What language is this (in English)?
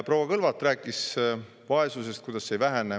Estonian